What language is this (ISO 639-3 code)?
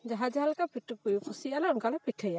sat